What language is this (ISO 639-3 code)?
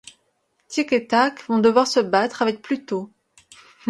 fra